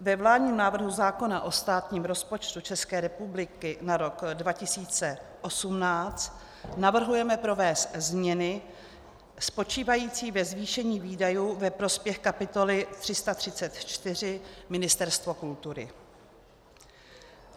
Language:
Czech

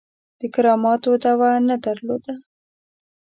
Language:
Pashto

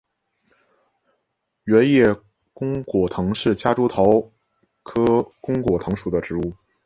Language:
Chinese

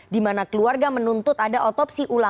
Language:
Indonesian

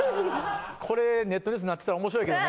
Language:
Japanese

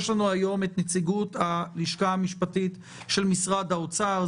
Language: Hebrew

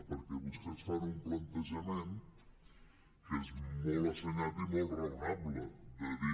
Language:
Catalan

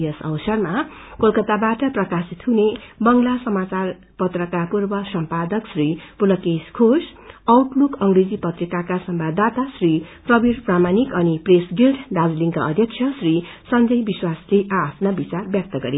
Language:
Nepali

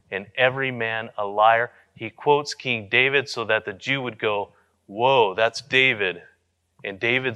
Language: English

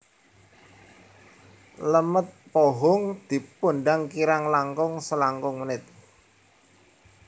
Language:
Javanese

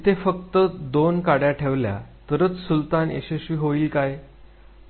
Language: Marathi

